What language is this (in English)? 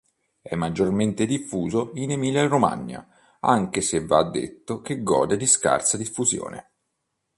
Italian